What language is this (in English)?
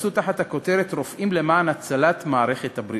Hebrew